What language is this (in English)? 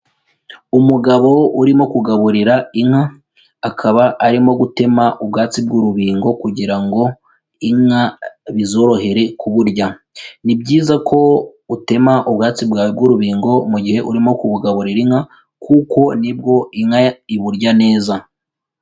Kinyarwanda